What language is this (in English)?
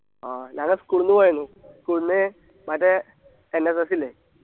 Malayalam